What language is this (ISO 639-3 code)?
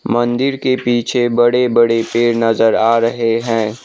hin